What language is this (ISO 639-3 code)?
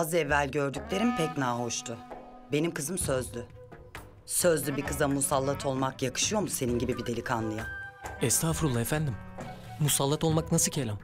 tur